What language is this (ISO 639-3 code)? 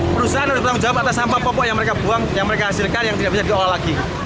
ind